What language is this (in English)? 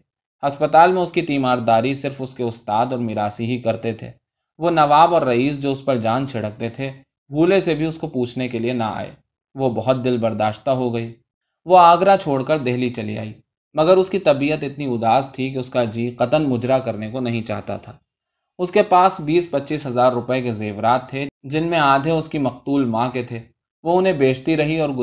Urdu